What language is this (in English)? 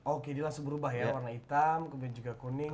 Indonesian